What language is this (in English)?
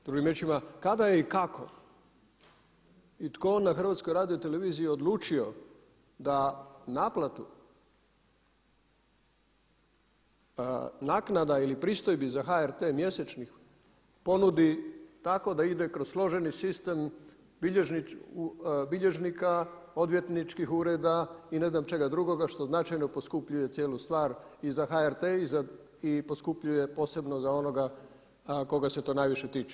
Croatian